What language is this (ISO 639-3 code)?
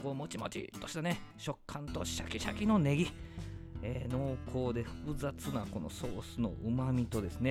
jpn